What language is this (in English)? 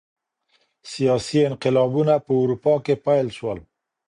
Pashto